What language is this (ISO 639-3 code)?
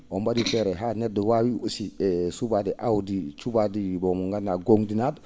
ful